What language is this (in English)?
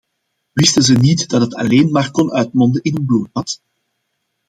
Dutch